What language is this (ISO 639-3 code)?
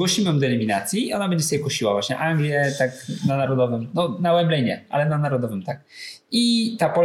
pol